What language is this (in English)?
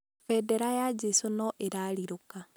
Kikuyu